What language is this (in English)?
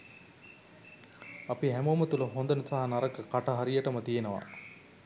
Sinhala